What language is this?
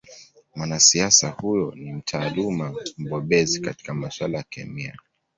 Swahili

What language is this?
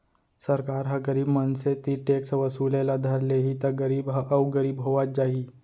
Chhattisgarhi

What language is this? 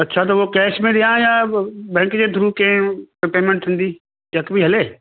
Sindhi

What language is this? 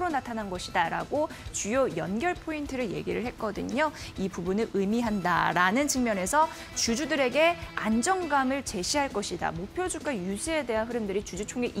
Korean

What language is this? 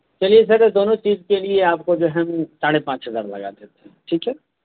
Urdu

